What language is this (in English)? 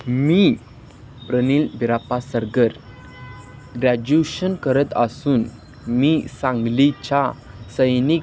Marathi